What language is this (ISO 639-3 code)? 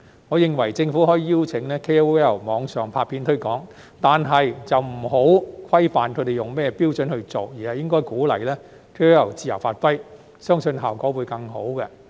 yue